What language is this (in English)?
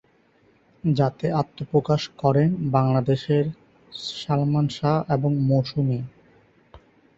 Bangla